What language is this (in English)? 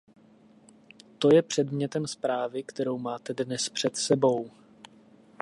Czech